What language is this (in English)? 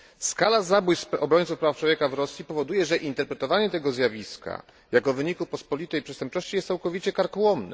Polish